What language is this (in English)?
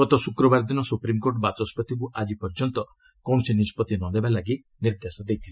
Odia